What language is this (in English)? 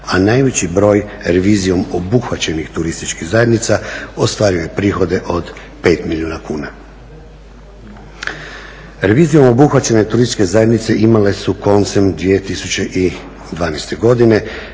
Croatian